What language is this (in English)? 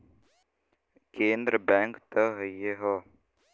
Bhojpuri